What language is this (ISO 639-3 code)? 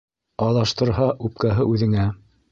bak